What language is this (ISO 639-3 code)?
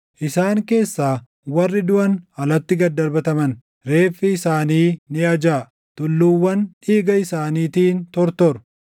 orm